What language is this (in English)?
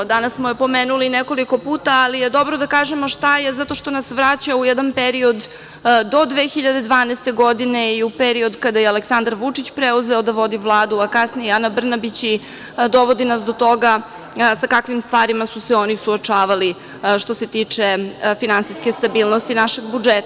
Serbian